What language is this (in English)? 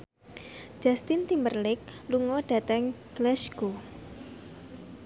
Javanese